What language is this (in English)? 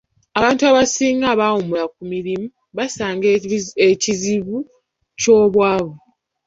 Ganda